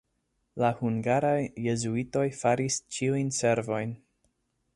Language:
Esperanto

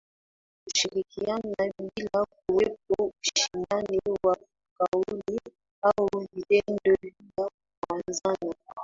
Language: Swahili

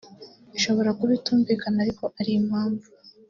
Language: Kinyarwanda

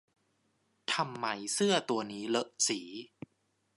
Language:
Thai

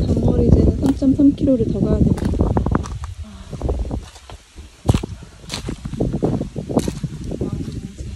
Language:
Korean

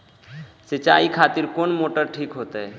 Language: Maithili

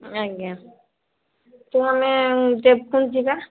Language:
Odia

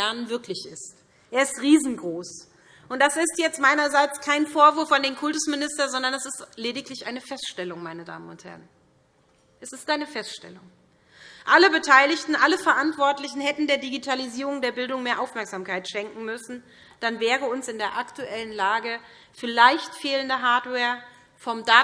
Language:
German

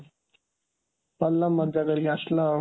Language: Odia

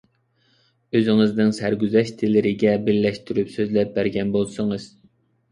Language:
Uyghur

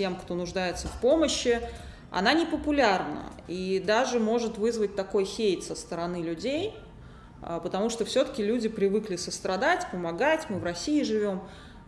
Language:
Russian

